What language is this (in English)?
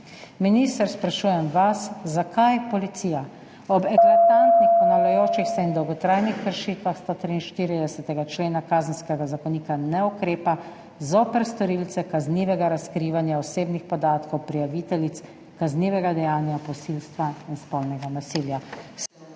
Slovenian